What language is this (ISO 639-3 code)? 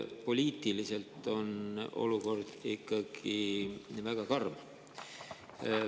est